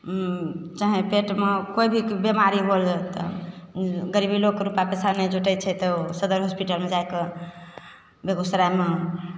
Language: Maithili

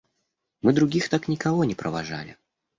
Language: Russian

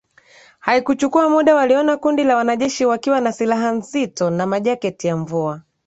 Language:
Swahili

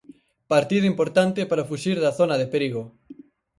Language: Galician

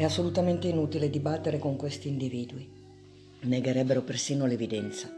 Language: Italian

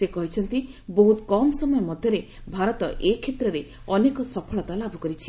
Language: Odia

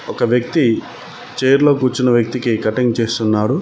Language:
Telugu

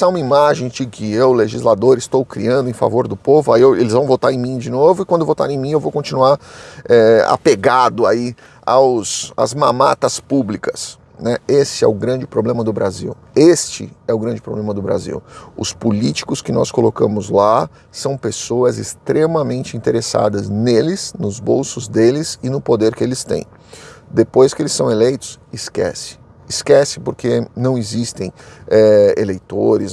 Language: Portuguese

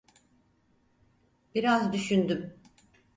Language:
Turkish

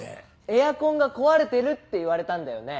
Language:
Japanese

